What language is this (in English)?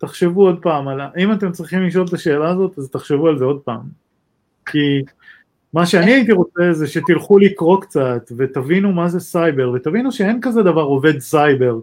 Hebrew